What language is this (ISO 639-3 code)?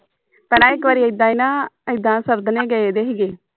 pan